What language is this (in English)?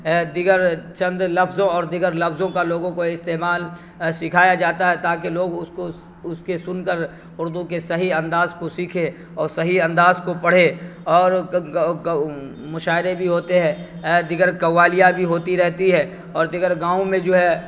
Urdu